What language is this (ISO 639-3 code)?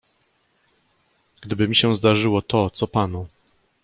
pol